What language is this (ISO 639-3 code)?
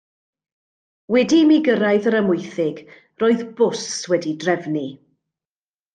cym